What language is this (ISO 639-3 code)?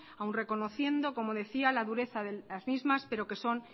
spa